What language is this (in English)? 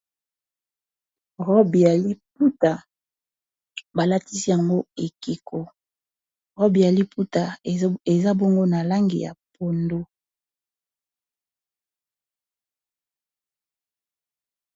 Lingala